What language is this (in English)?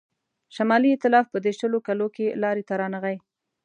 Pashto